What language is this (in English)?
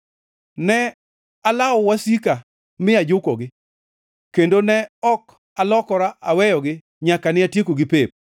Luo (Kenya and Tanzania)